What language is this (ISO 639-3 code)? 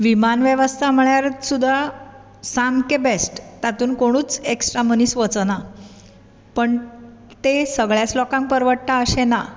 kok